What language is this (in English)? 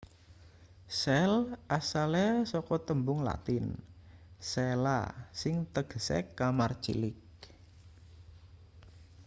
Javanese